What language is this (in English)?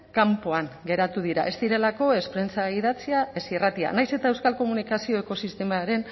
Basque